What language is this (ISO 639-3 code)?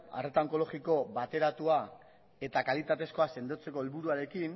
eus